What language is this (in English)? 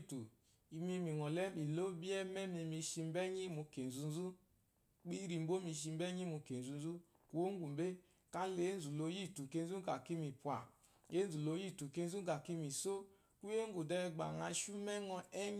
Eloyi